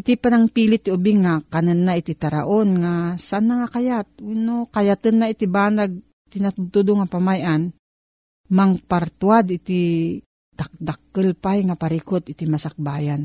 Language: Filipino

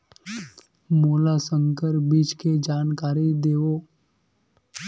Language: Chhattisgarhi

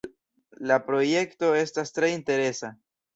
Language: Esperanto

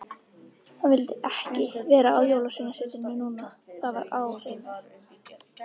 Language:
Icelandic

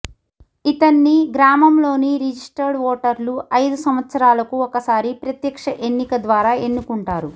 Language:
Telugu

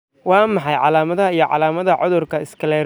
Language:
Somali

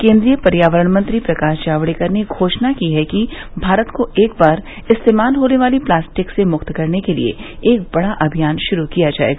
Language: Hindi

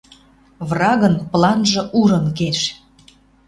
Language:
Western Mari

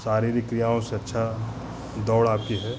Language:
Hindi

